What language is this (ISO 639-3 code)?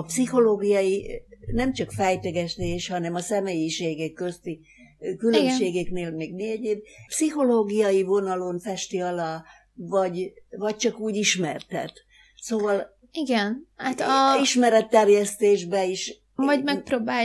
hun